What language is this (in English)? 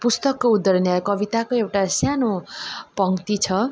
Nepali